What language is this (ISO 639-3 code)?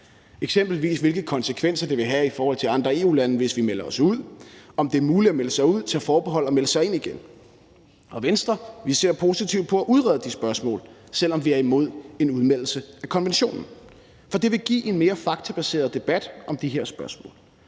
dan